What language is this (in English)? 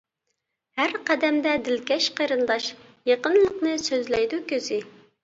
Uyghur